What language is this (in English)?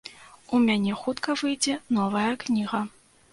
Belarusian